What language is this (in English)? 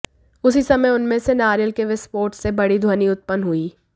Hindi